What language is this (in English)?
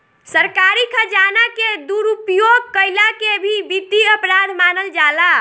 Bhojpuri